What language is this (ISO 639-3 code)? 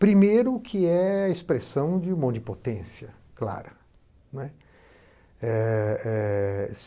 por